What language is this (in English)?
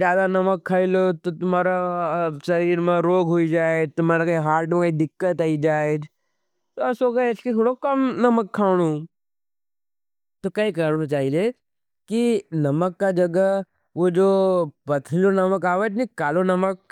Nimadi